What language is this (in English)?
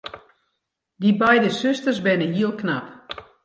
Western Frisian